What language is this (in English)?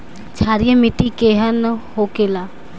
Bhojpuri